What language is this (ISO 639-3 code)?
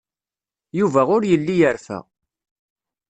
kab